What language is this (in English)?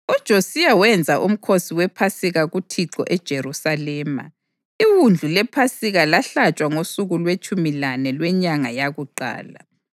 North Ndebele